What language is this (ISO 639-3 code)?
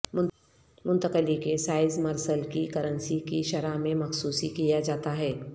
urd